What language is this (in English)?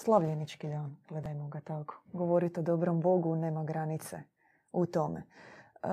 Croatian